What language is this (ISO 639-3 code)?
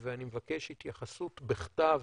heb